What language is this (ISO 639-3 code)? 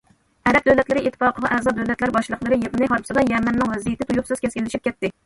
uig